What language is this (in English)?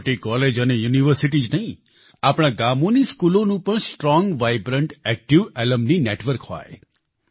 Gujarati